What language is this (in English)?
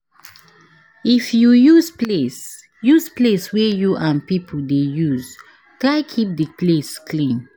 Nigerian Pidgin